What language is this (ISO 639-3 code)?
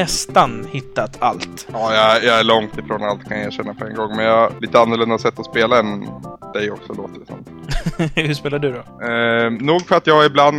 swe